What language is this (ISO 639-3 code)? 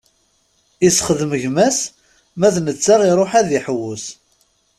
kab